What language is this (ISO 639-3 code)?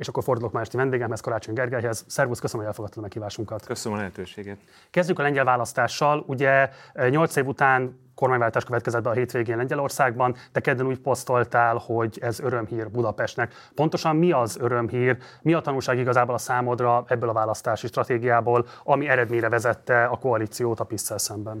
hun